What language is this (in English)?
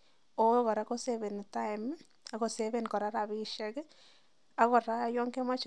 Kalenjin